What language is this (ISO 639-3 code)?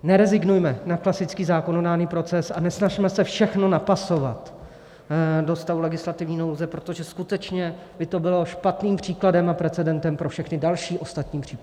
ces